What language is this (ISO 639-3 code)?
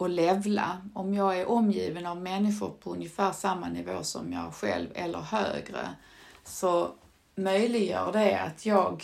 swe